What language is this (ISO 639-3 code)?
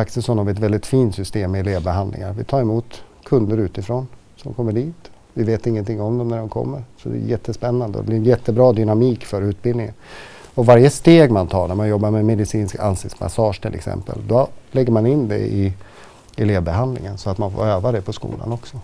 swe